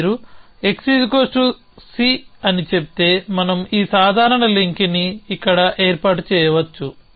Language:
Telugu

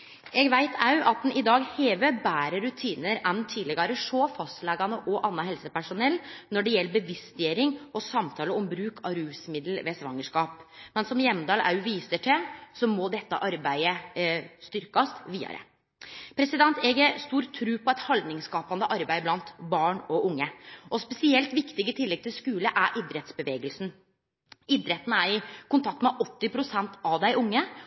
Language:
Norwegian Nynorsk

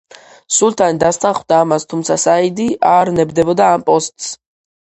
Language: Georgian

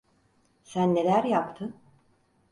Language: Turkish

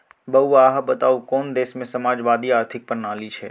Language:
Maithili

